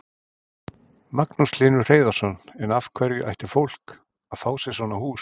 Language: Icelandic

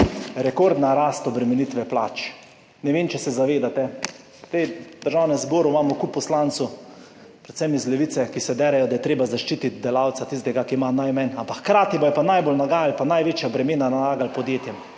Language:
Slovenian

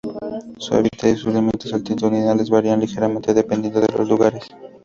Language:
Spanish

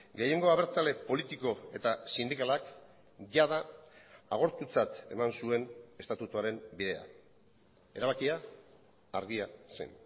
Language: Basque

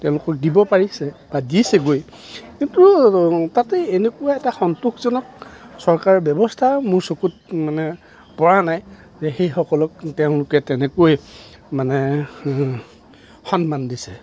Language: Assamese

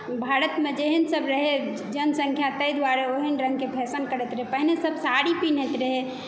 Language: Maithili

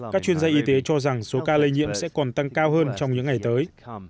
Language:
Vietnamese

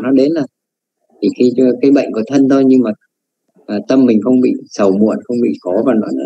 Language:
Vietnamese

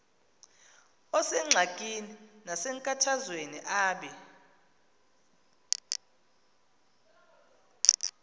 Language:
Xhosa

